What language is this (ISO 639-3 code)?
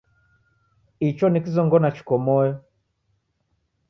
dav